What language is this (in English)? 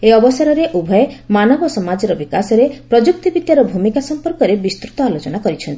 Odia